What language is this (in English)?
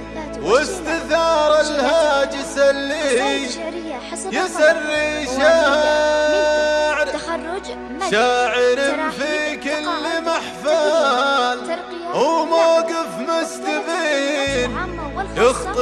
Arabic